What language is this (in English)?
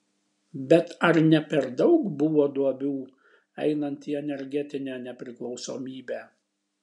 Lithuanian